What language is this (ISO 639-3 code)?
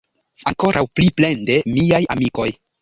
epo